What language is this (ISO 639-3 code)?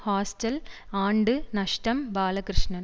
tam